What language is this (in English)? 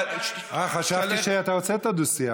Hebrew